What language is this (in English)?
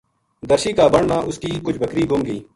Gujari